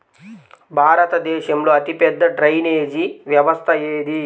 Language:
Telugu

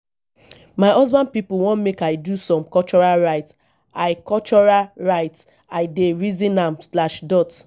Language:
Nigerian Pidgin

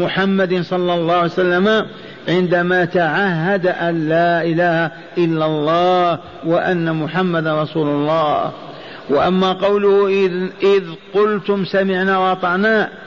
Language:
Arabic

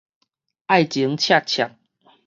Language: Min Nan Chinese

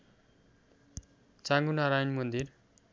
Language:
Nepali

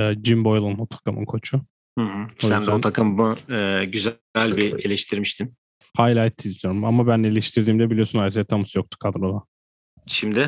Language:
Turkish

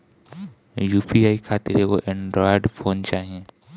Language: Bhojpuri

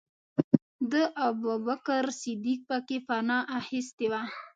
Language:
Pashto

